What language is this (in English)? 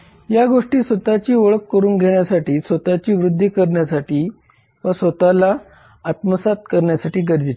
Marathi